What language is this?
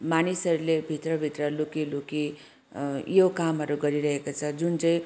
Nepali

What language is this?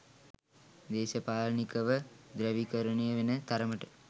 Sinhala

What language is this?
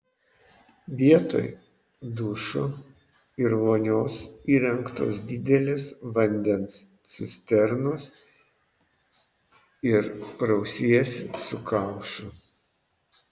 Lithuanian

